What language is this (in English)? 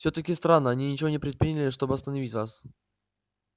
Russian